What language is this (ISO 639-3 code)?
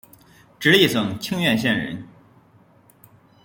zho